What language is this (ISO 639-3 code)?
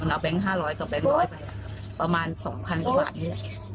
tha